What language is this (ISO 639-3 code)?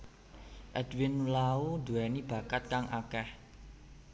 jav